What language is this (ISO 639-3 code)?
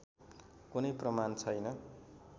nep